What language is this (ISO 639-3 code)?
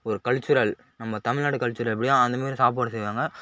tam